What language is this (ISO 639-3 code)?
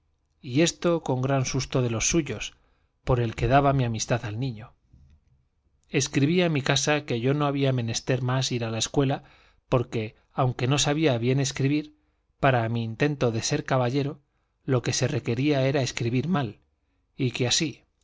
spa